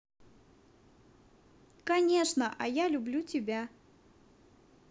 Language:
Russian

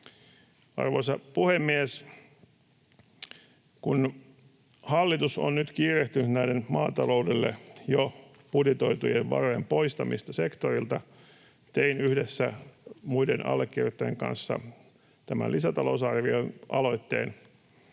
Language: Finnish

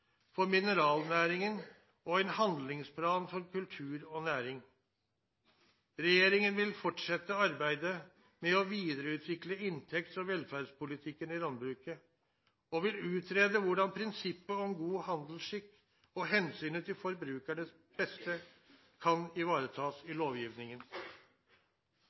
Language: Norwegian Nynorsk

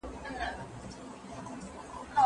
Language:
Pashto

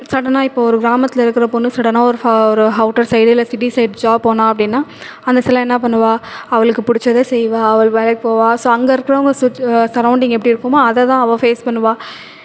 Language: Tamil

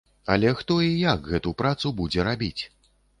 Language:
Belarusian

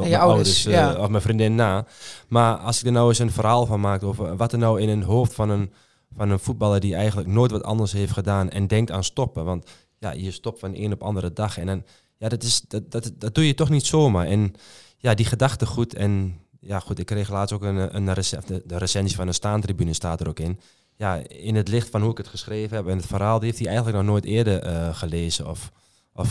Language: Dutch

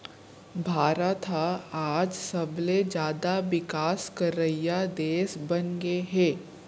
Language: Chhattisgarhi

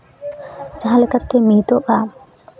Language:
Santali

